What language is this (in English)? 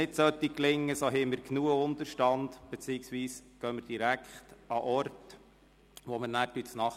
Swiss German